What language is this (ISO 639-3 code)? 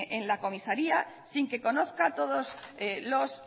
spa